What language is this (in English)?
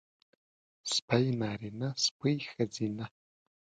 Pashto